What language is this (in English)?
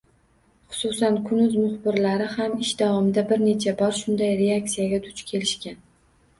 Uzbek